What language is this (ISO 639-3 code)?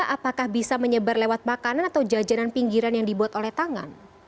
ind